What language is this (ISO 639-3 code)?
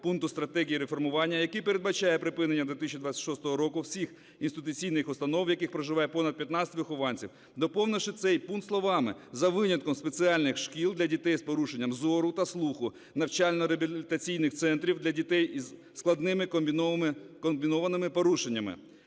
ukr